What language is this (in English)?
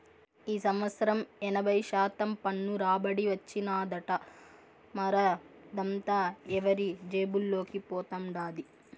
Telugu